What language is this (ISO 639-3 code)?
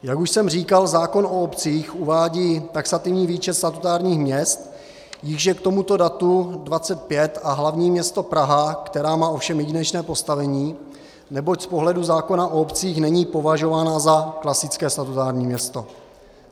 ces